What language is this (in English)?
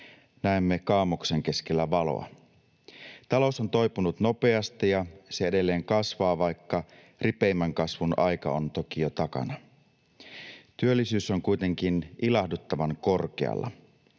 Finnish